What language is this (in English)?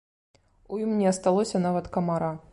Belarusian